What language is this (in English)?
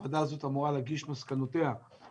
Hebrew